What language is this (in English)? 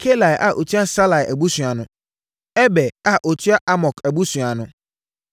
Akan